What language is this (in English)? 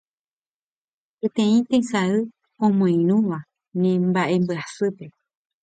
Guarani